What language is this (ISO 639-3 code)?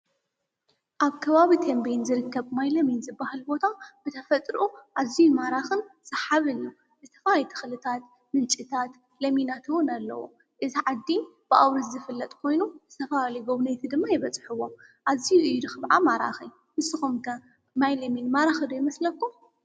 tir